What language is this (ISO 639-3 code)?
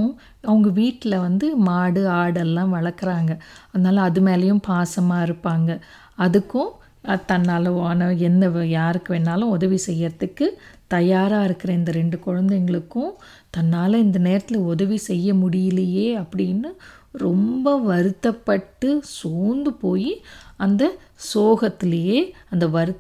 tam